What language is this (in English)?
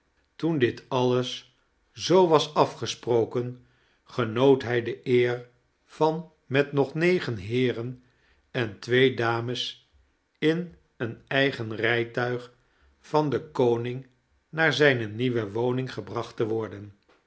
Dutch